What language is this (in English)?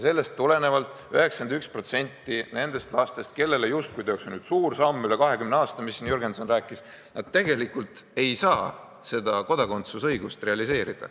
Estonian